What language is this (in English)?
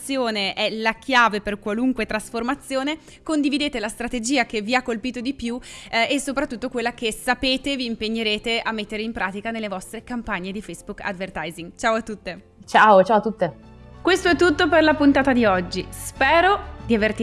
Italian